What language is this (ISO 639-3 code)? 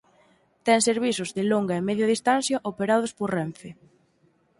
glg